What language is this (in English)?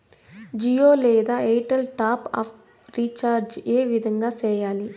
Telugu